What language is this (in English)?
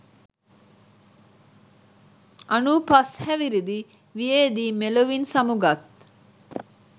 Sinhala